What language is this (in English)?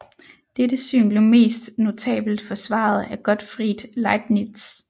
Danish